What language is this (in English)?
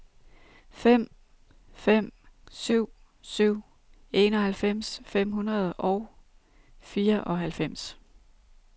Danish